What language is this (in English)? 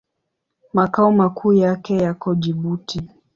Swahili